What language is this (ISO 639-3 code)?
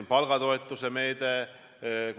est